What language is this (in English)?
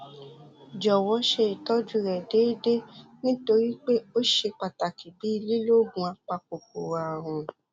Yoruba